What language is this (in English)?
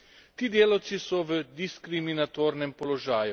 Slovenian